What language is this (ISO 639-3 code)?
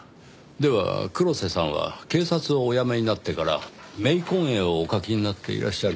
jpn